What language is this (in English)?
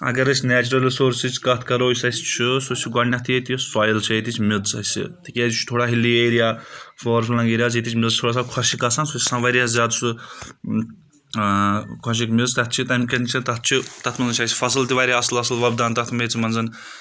Kashmiri